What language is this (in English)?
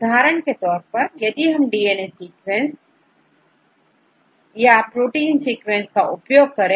Hindi